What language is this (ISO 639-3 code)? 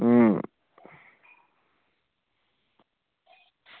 doi